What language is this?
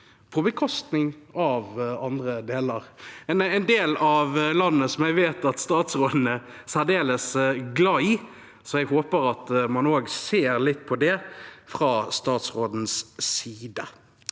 Norwegian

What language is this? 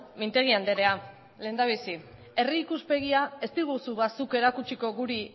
Basque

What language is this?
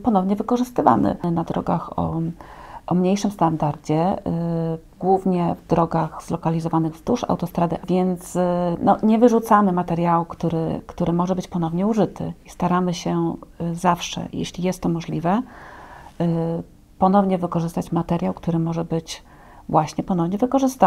Polish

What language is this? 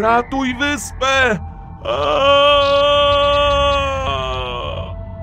Polish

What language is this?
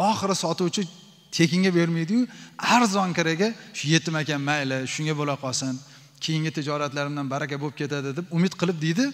Turkish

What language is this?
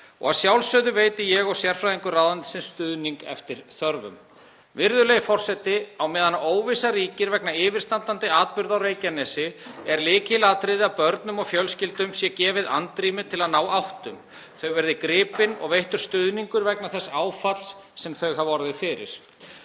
Icelandic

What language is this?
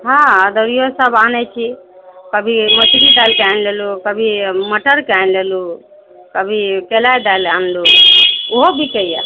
Maithili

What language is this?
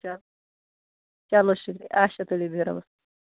Kashmiri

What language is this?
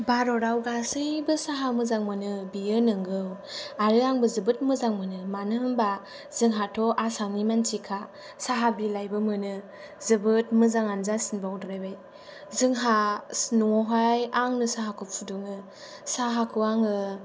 Bodo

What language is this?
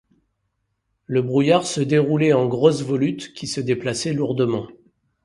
French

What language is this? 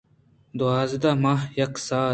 Eastern Balochi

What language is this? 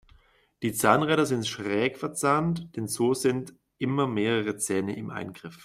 German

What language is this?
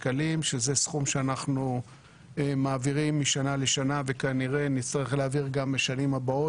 Hebrew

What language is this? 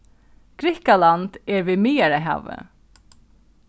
Faroese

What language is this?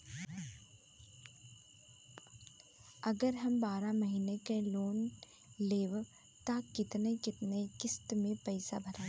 Bhojpuri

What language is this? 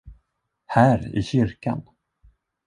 Swedish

